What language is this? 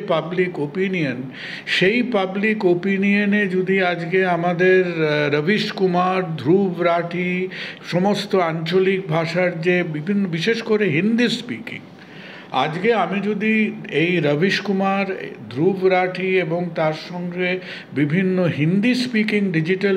Bangla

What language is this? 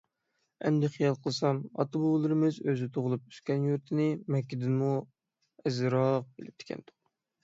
Uyghur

